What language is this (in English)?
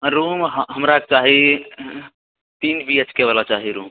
Maithili